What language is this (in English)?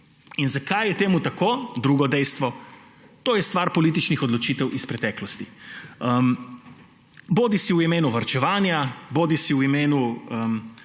Slovenian